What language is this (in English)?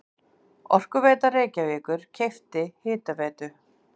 Icelandic